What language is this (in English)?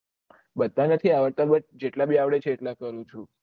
Gujarati